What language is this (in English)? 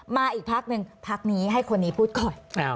Thai